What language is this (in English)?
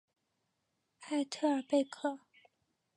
Chinese